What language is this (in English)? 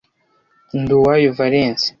Kinyarwanda